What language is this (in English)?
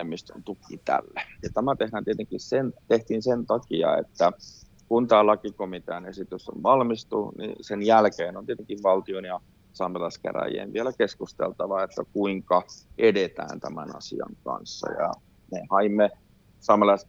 Finnish